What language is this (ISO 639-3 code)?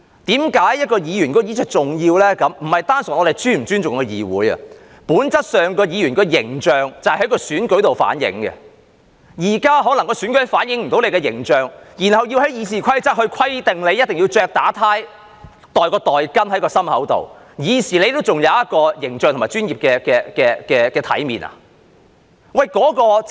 yue